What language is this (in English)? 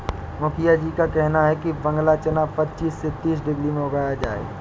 Hindi